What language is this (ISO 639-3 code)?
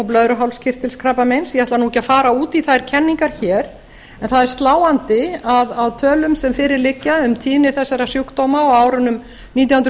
isl